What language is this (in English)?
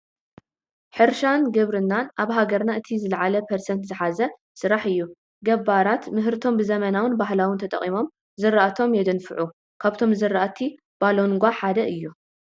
Tigrinya